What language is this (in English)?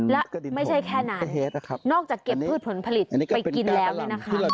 Thai